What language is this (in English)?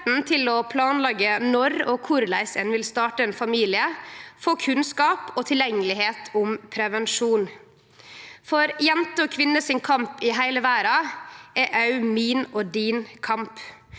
Norwegian